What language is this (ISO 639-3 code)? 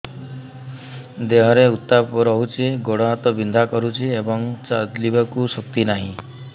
ori